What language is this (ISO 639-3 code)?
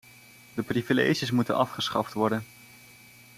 nld